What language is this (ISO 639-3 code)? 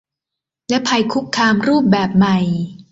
tha